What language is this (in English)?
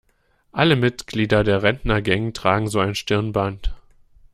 German